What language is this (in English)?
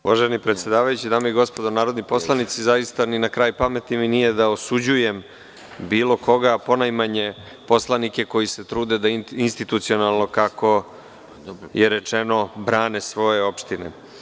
Serbian